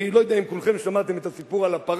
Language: Hebrew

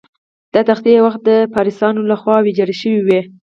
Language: Pashto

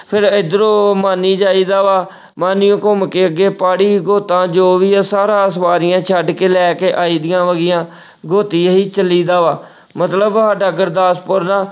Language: Punjabi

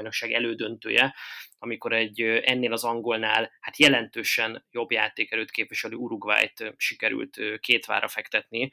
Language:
Hungarian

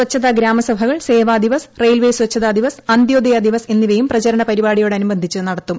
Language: Malayalam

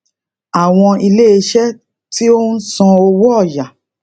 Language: Yoruba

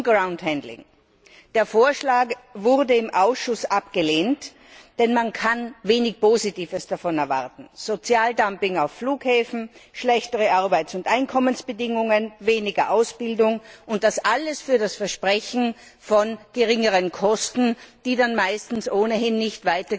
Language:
German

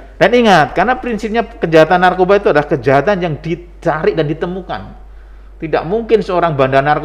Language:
Indonesian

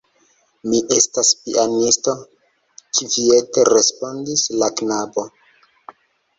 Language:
Esperanto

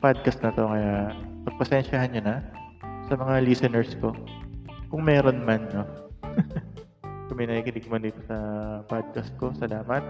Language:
Filipino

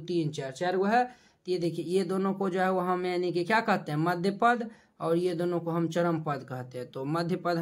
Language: Hindi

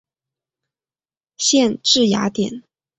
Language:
Chinese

